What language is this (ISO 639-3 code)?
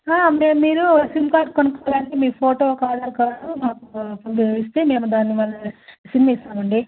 tel